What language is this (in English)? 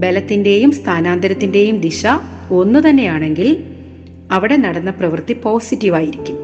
Malayalam